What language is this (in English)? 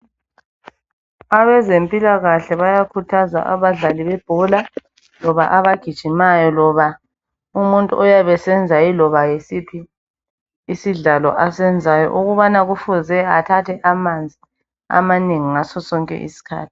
North Ndebele